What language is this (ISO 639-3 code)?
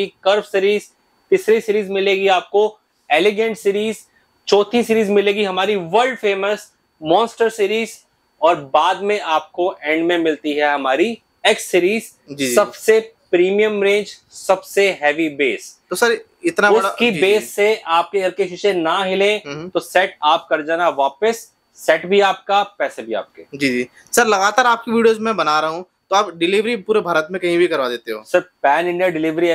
hin